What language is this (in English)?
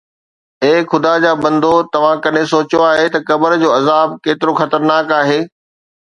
Sindhi